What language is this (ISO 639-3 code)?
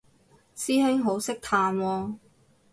yue